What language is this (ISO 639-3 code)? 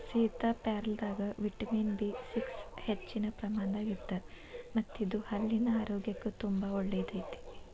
kan